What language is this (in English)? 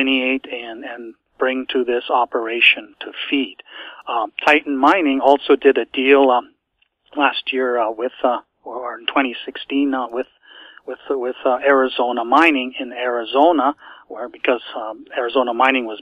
English